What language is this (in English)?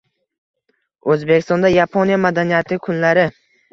Uzbek